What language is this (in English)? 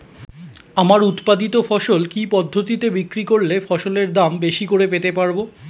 Bangla